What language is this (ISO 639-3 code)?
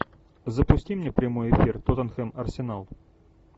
rus